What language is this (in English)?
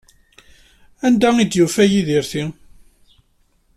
Kabyle